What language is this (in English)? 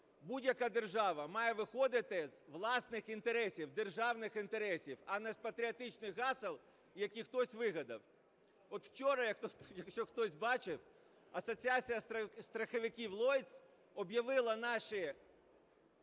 Ukrainian